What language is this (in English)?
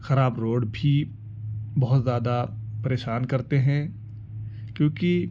Urdu